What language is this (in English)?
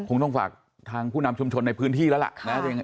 Thai